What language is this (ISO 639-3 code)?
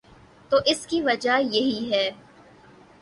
urd